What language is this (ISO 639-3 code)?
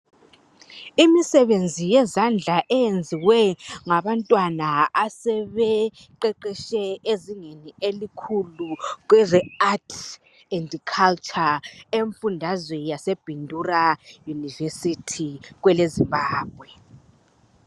nde